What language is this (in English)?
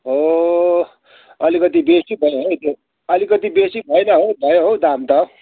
Nepali